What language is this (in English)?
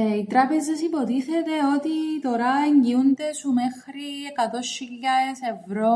Greek